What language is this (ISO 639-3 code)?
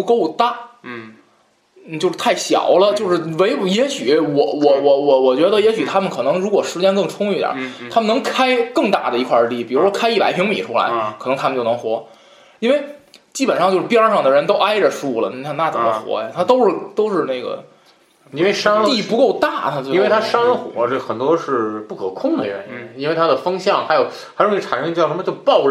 zho